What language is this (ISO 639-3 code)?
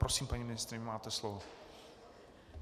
ces